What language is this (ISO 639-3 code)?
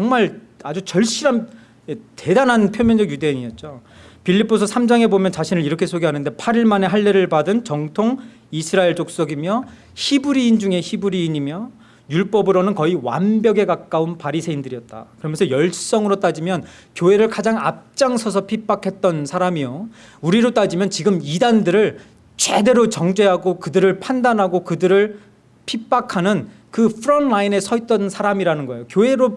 kor